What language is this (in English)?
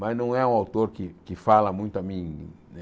Portuguese